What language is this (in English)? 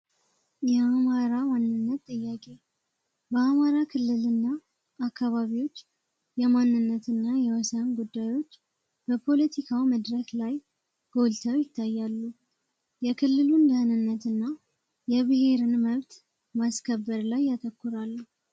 Amharic